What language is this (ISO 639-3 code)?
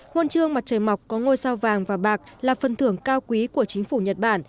vie